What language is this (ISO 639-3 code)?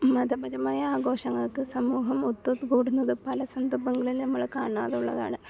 mal